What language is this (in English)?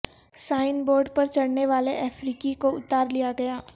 Urdu